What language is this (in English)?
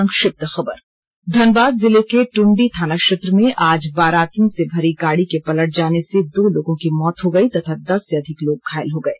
Hindi